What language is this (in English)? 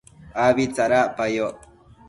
Matsés